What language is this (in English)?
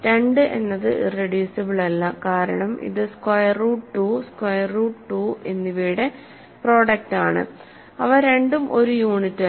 Malayalam